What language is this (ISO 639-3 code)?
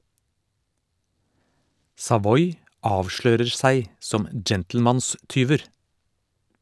nor